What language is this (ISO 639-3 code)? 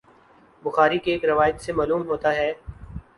urd